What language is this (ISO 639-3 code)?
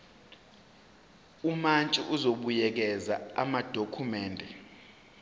zul